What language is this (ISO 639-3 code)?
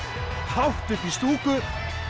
isl